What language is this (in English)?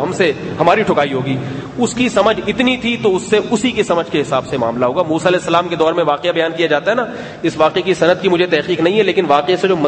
Urdu